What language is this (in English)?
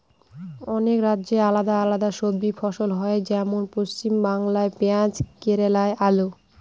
Bangla